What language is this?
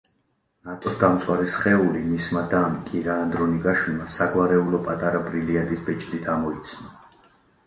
Georgian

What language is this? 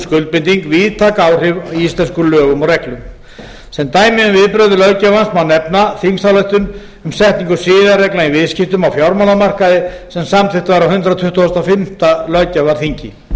Icelandic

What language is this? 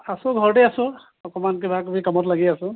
Assamese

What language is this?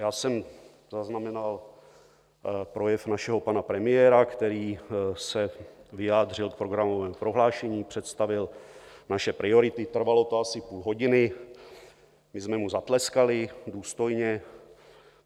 Czech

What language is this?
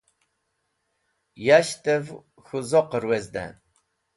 Wakhi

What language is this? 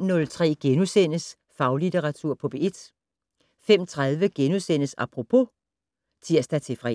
Danish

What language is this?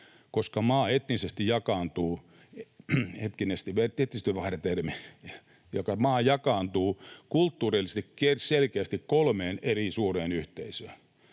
Finnish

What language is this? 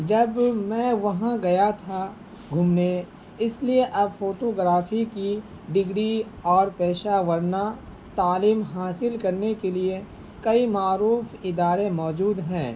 Urdu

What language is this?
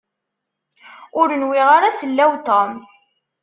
Kabyle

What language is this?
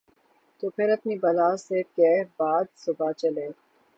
Urdu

